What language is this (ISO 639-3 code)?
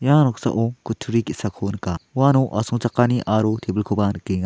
grt